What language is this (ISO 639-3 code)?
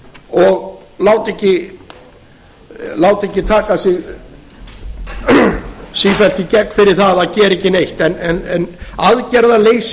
isl